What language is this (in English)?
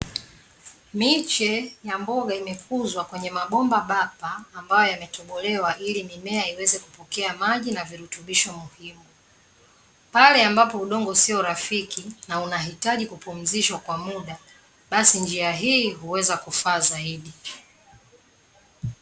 Swahili